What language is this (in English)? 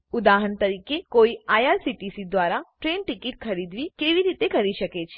Gujarati